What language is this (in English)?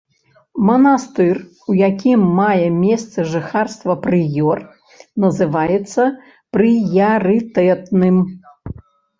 Belarusian